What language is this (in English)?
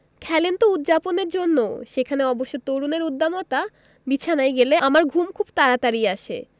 Bangla